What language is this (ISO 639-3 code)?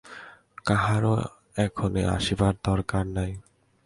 ben